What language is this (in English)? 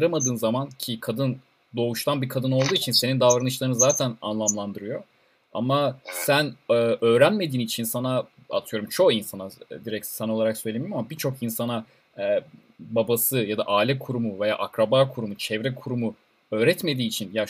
Turkish